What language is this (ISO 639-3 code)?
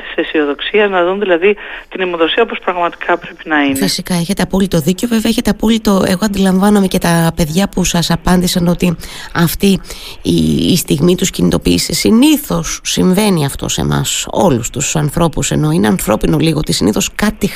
ell